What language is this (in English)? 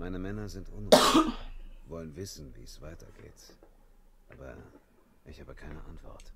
German